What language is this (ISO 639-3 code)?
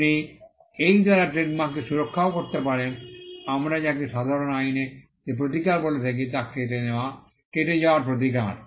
ben